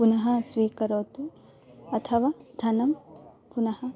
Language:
Sanskrit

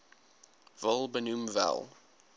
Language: Afrikaans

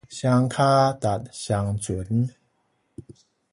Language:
Min Nan Chinese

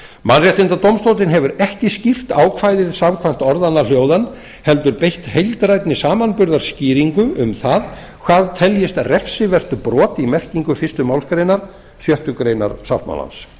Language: Icelandic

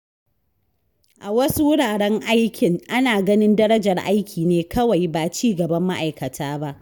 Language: Hausa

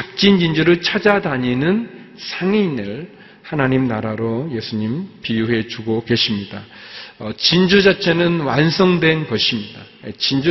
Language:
Korean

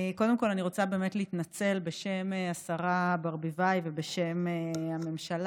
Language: Hebrew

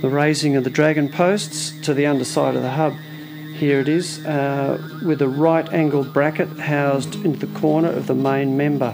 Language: English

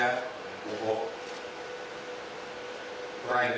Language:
Indonesian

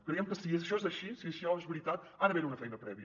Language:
Catalan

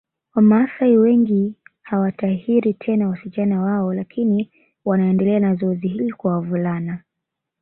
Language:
Swahili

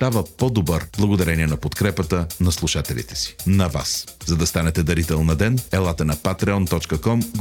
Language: Bulgarian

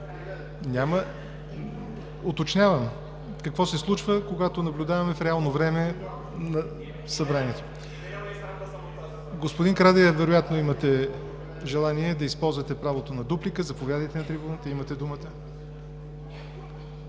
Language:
Bulgarian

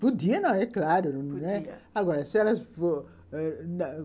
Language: Portuguese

